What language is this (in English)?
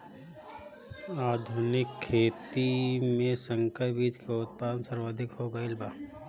Bhojpuri